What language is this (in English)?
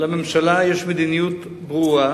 Hebrew